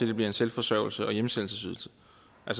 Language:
Danish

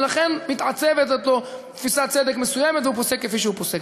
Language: Hebrew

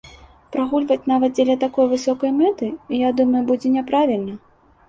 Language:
Belarusian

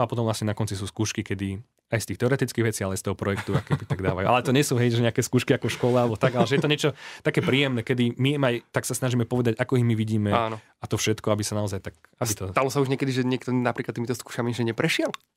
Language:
Slovak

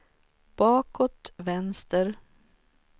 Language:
Swedish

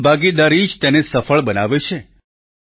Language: Gujarati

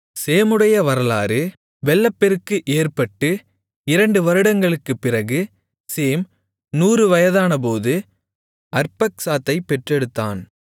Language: Tamil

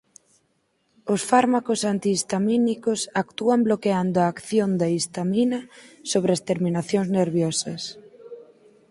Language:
Galician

